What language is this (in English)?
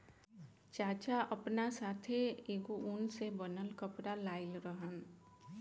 Bhojpuri